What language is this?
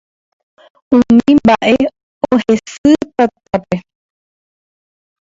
Guarani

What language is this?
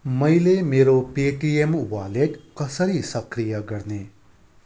Nepali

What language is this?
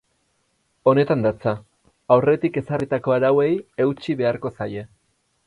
Basque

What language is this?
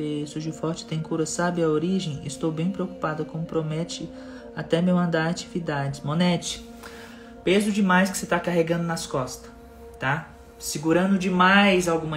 Portuguese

